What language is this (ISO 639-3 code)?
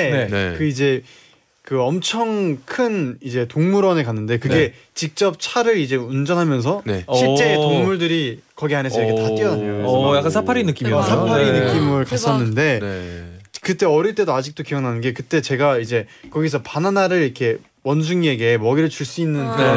kor